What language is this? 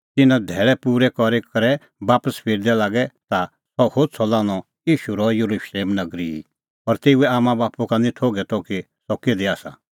Kullu Pahari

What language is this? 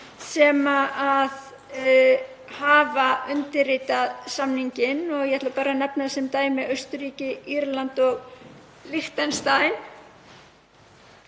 Icelandic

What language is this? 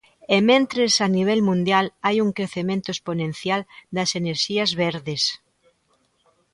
Galician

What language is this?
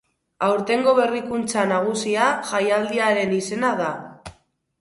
Basque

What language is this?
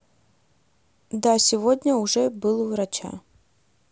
Russian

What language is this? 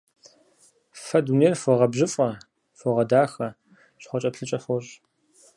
Kabardian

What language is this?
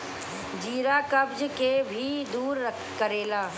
Bhojpuri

